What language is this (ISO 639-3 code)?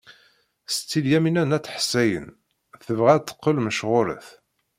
kab